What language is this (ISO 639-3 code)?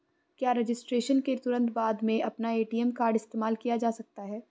hin